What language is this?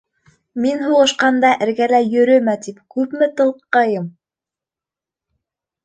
Bashkir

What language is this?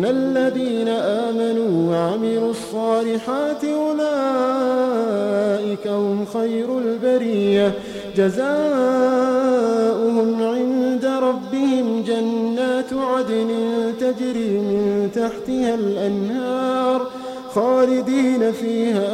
Arabic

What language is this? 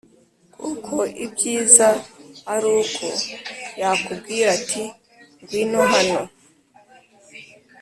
Kinyarwanda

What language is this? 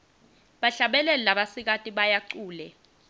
Swati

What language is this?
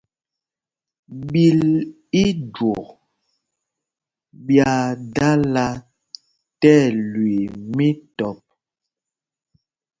Mpumpong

